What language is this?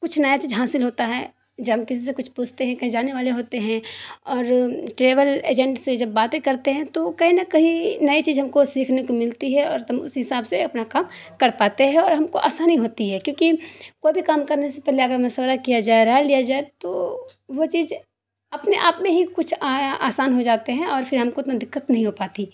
Urdu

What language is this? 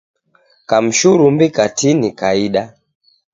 Taita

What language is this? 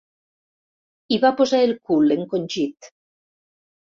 Catalan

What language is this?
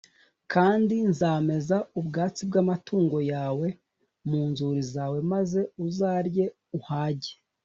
Kinyarwanda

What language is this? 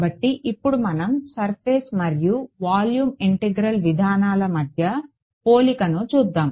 Telugu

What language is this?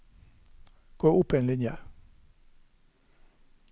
Norwegian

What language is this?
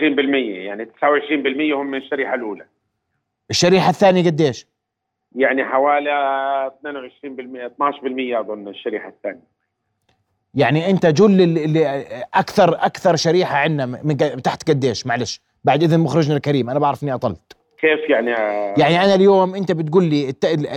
Arabic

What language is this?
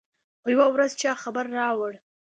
Pashto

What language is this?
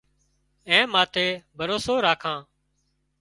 Wadiyara Koli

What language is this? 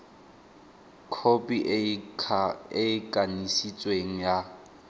Tswana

